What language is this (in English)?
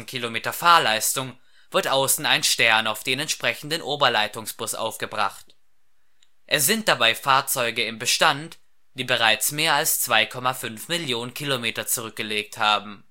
German